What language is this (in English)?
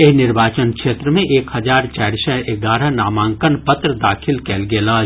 Maithili